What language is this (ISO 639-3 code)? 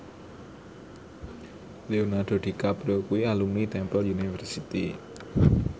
jav